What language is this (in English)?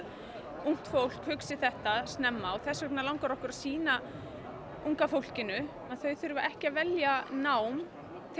Icelandic